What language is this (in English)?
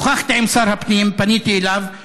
Hebrew